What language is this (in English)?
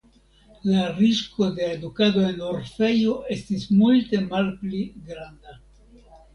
Esperanto